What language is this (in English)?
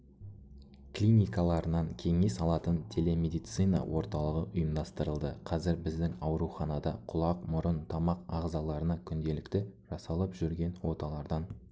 Kazakh